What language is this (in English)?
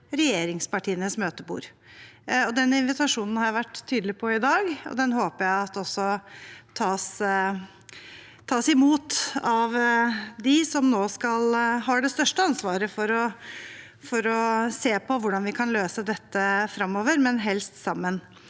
Norwegian